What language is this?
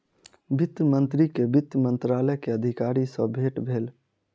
Maithili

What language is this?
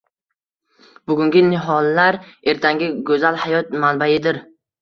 Uzbek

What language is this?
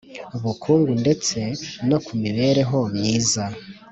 Kinyarwanda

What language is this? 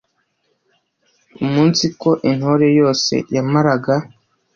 Kinyarwanda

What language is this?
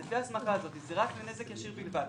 Hebrew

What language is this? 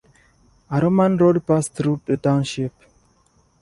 English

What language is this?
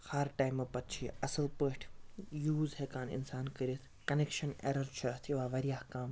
Kashmiri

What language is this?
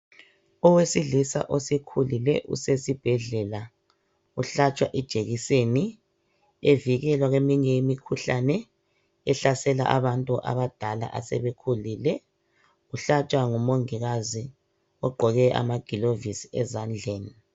North Ndebele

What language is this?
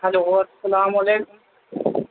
Urdu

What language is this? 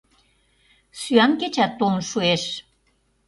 Mari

